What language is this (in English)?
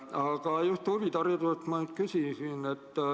Estonian